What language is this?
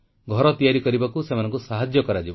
Odia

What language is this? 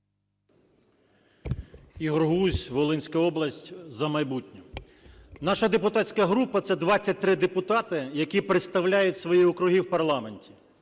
Ukrainian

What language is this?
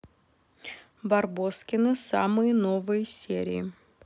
Russian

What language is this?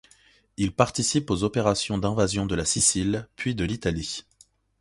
French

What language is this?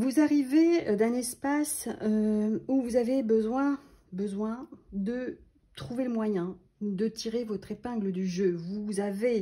French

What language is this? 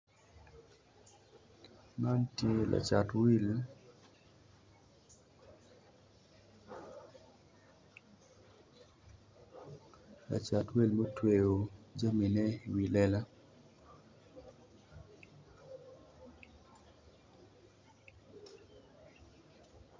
Acoli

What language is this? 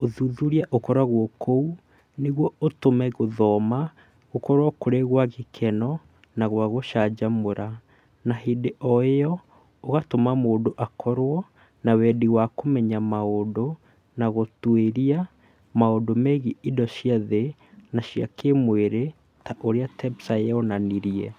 Kikuyu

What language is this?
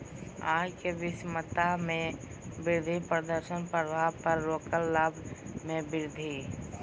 Magahi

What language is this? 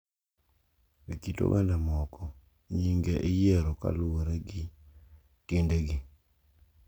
Luo (Kenya and Tanzania)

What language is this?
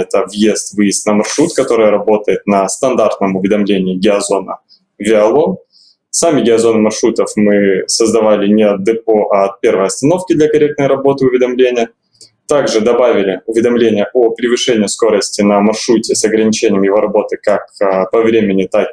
Russian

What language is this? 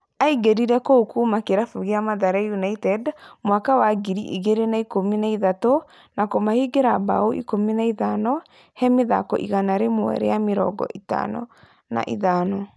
Kikuyu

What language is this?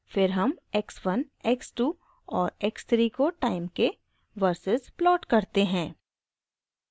Hindi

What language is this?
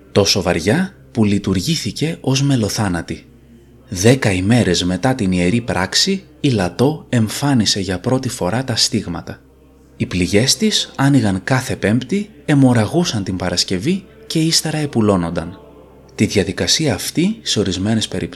Greek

